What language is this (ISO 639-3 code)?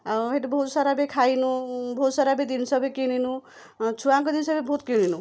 ori